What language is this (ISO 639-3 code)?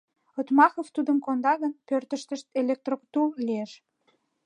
chm